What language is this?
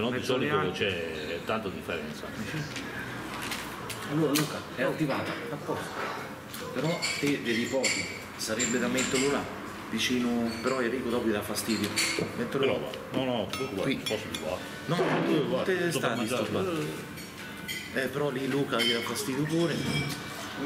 Italian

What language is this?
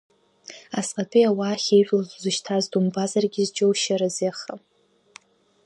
Abkhazian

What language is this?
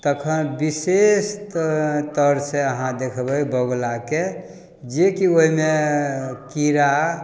Maithili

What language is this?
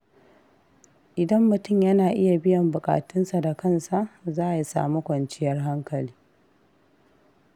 Hausa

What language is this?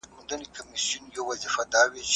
Pashto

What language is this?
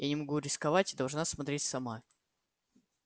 Russian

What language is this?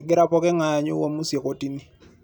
Masai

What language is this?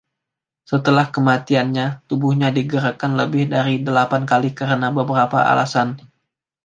Indonesian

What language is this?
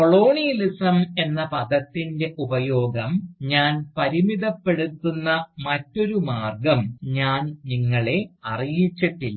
Malayalam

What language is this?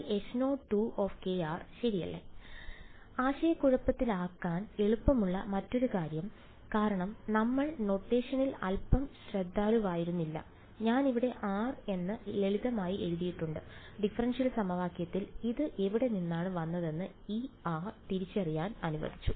Malayalam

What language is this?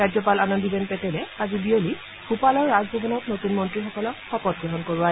Assamese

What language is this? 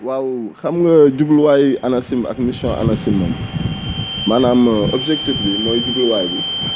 Wolof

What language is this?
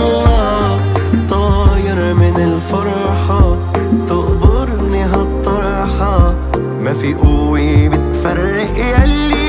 Arabic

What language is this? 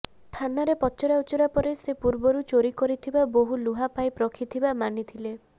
Odia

